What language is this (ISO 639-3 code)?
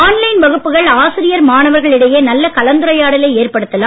tam